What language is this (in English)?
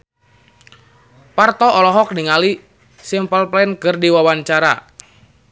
Sundanese